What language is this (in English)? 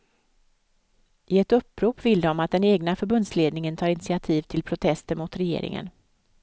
Swedish